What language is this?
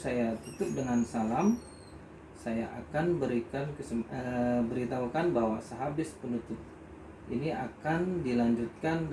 Indonesian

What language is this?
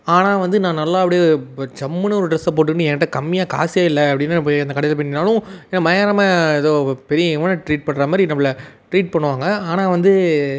Tamil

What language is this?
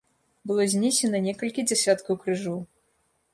Belarusian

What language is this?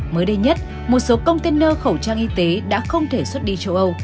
Vietnamese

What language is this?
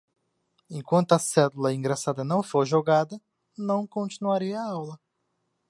Portuguese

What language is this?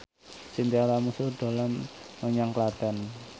Javanese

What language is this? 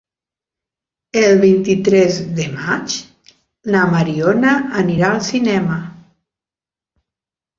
Catalan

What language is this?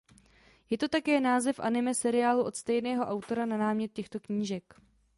Czech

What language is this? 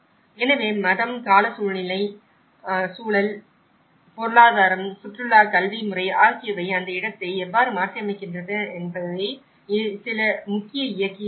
Tamil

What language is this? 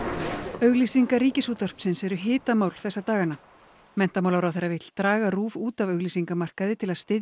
Icelandic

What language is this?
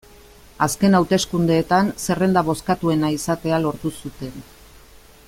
Basque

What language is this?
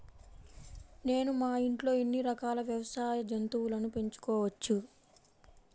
Telugu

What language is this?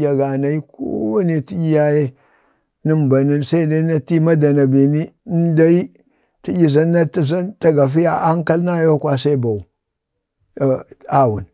Bade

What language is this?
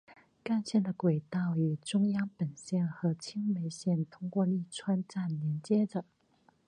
Chinese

